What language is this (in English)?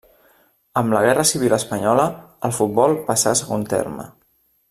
Catalan